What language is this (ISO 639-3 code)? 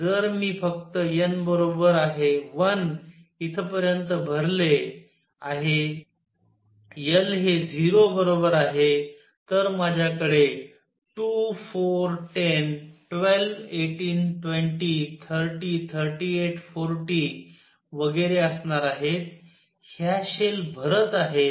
mar